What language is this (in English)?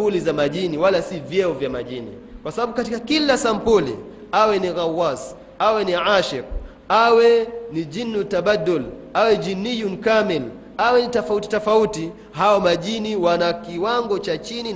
Swahili